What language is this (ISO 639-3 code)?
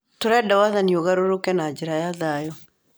kik